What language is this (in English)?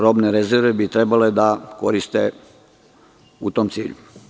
Serbian